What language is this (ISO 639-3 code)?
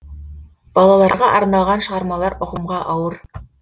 kaz